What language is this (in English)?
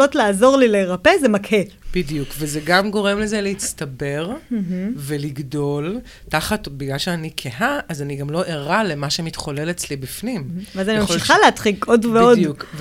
Hebrew